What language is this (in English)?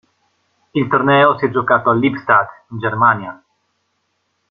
Italian